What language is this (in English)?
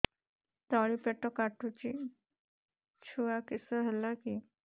Odia